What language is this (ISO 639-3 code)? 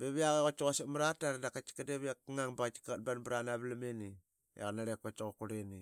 byx